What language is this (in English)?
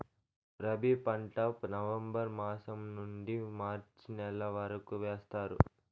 Telugu